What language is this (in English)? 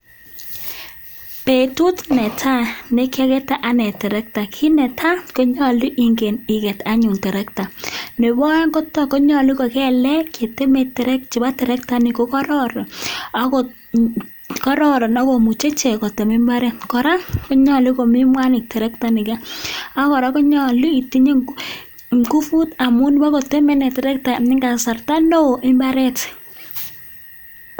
Kalenjin